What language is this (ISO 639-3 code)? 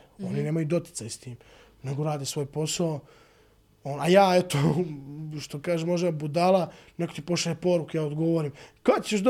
hrv